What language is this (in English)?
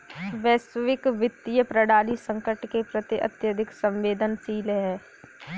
Hindi